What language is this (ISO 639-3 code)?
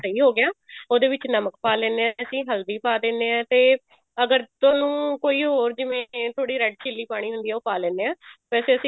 pan